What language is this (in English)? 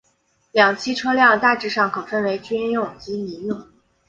Chinese